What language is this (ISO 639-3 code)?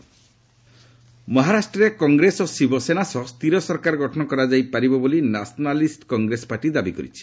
ori